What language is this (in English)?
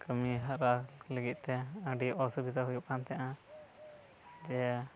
Santali